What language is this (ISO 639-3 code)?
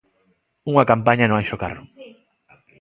glg